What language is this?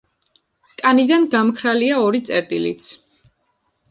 Georgian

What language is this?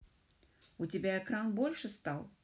Russian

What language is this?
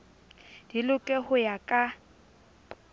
Southern Sotho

